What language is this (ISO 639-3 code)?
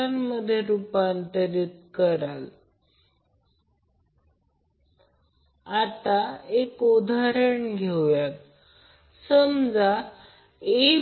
mar